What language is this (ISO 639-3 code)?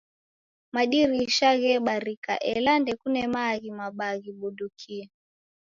dav